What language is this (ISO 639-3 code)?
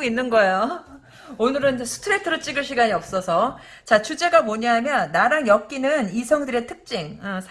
kor